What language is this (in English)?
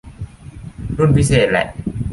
Thai